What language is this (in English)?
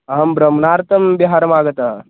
Sanskrit